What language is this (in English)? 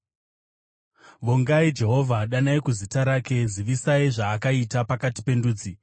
Shona